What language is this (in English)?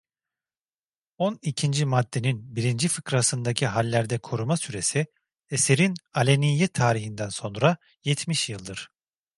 Turkish